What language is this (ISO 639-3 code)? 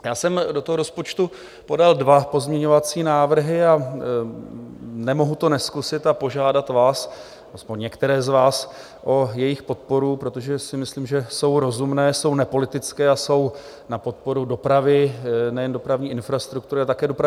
ces